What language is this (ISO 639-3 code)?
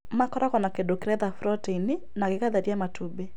kik